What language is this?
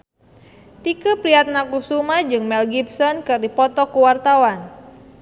Sundanese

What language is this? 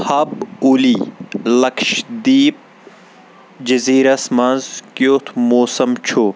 Kashmiri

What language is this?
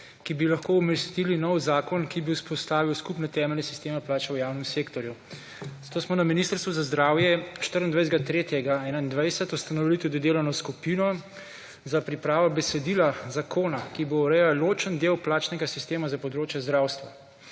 Slovenian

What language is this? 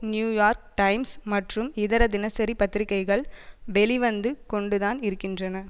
Tamil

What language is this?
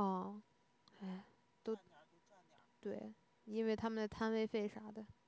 Chinese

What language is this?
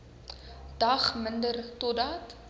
Afrikaans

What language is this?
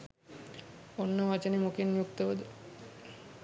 Sinhala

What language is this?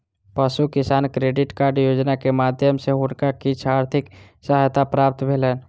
Maithili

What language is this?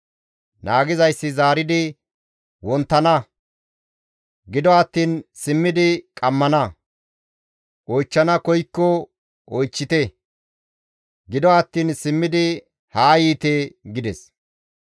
Gamo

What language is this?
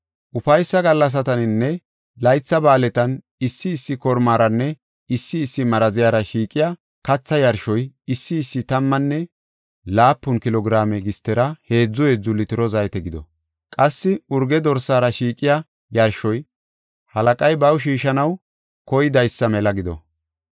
Gofa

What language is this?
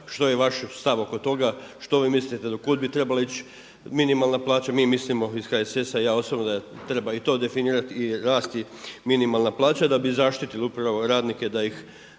Croatian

